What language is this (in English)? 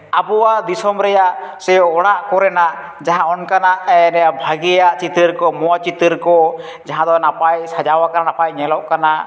Santali